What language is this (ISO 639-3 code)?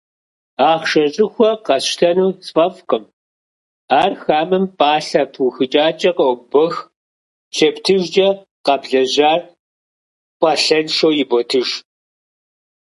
kbd